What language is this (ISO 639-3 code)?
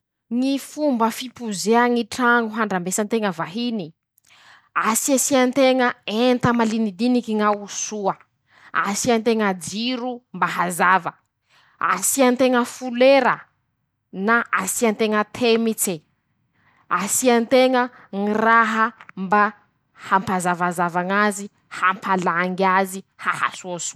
msh